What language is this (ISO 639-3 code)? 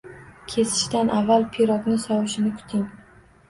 uzb